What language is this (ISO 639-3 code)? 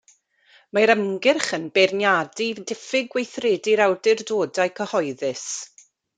cym